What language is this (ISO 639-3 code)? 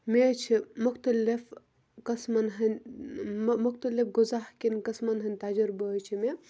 kas